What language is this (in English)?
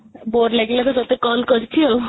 Odia